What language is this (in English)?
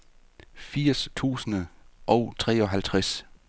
Danish